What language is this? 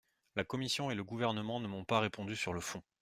French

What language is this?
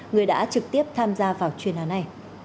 Vietnamese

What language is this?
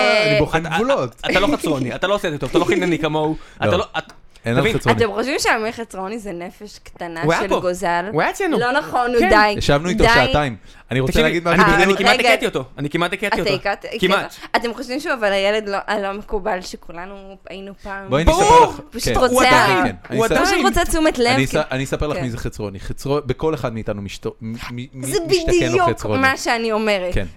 Hebrew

